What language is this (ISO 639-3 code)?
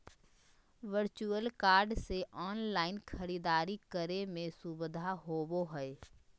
mag